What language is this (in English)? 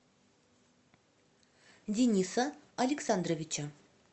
Russian